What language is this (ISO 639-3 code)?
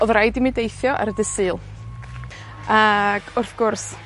cym